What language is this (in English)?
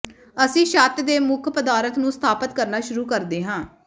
Punjabi